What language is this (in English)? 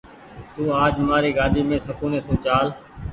Goaria